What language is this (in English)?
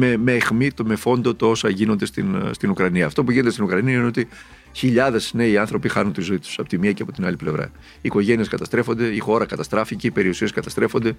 Greek